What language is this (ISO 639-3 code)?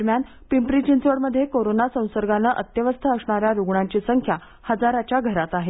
mar